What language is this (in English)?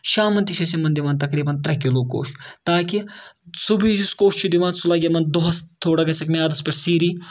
Kashmiri